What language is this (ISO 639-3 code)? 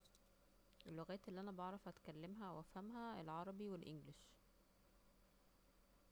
arz